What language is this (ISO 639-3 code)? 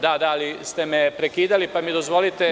srp